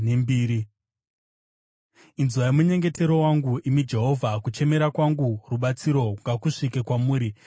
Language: Shona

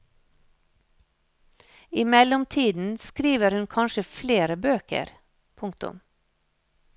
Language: Norwegian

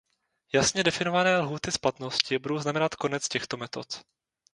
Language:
Czech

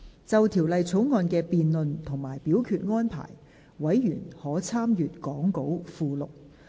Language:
Cantonese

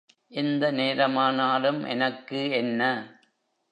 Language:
Tamil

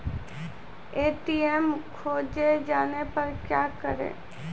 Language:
Maithili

